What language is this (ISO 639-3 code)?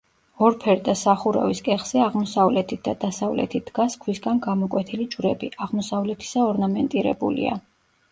kat